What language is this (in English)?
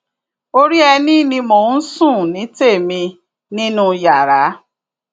Yoruba